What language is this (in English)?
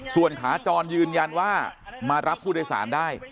Thai